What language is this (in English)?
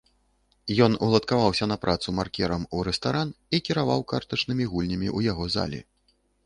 Belarusian